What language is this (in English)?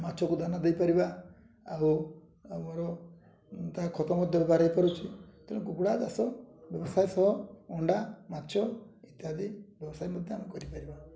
Odia